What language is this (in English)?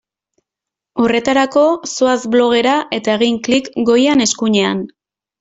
Basque